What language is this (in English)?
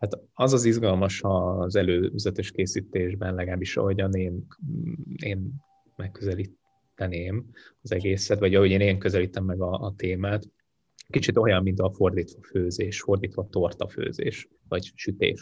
Hungarian